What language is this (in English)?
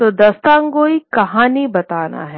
Hindi